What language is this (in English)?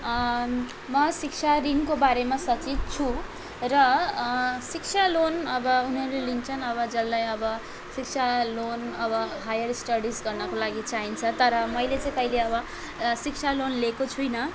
Nepali